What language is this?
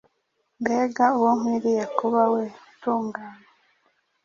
Kinyarwanda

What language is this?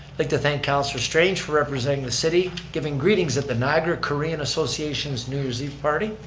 English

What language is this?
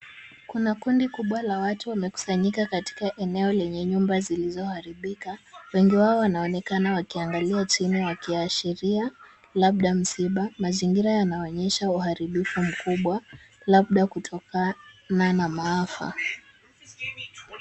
Swahili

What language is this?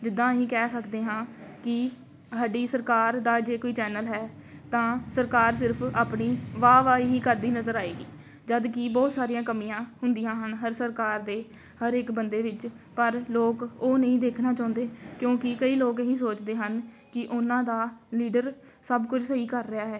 Punjabi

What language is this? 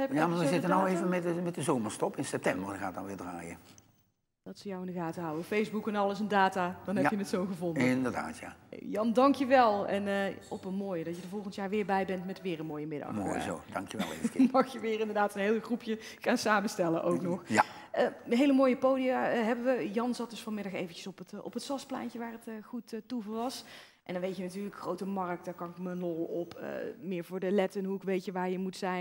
Dutch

